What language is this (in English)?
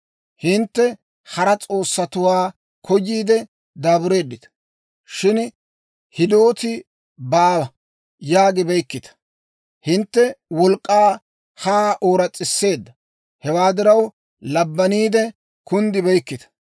Dawro